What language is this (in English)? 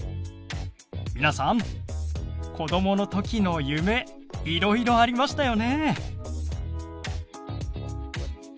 Japanese